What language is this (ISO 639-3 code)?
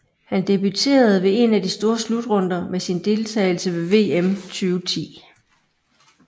dan